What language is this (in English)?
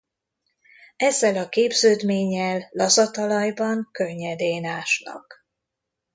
Hungarian